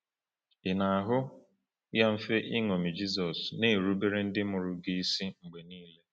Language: Igbo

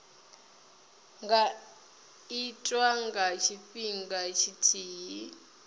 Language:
Venda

